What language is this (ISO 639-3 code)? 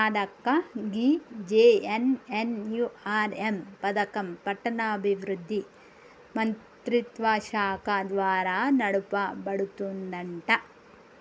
tel